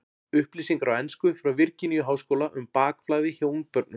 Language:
Icelandic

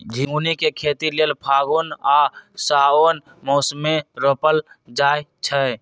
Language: Magahi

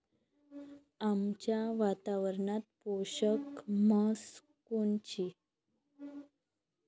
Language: Marathi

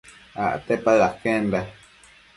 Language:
Matsés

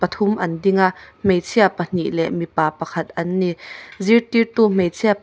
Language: Mizo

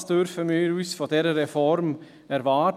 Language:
Swiss German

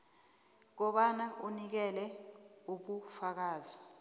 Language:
South Ndebele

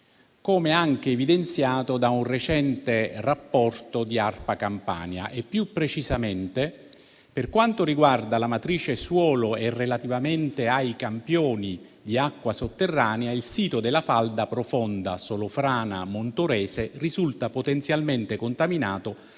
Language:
Italian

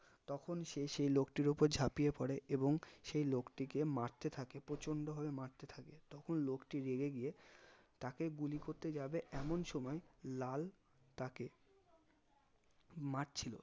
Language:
Bangla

